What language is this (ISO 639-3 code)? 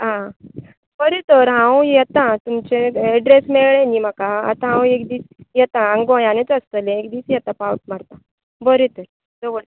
kok